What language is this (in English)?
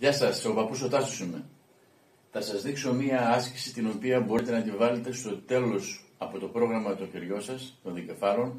Greek